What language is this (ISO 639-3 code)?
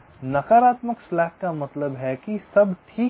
hin